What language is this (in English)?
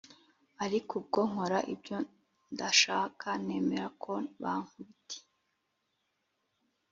Kinyarwanda